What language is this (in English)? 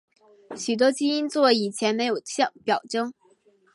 Chinese